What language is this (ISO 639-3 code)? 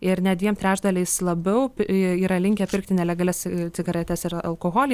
lit